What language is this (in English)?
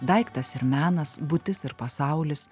Lithuanian